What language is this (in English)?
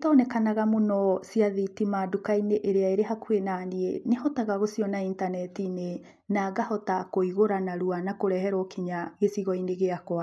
Kikuyu